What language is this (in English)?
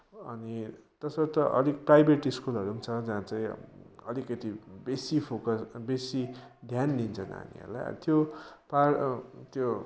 Nepali